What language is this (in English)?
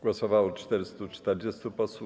Polish